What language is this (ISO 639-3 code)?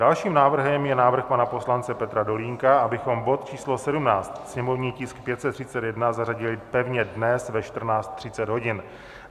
ces